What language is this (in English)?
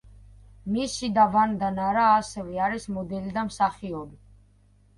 Georgian